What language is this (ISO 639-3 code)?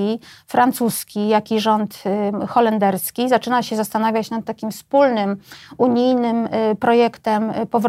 pol